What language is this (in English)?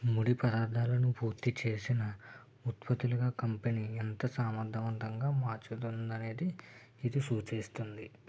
Telugu